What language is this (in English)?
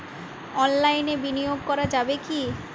Bangla